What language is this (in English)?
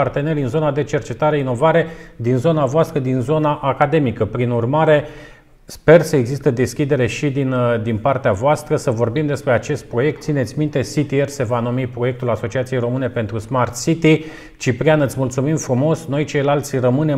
Romanian